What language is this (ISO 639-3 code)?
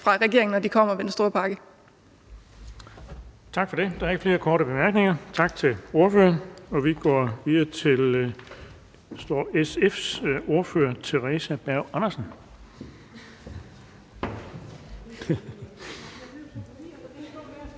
dan